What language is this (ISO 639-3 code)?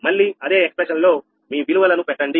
tel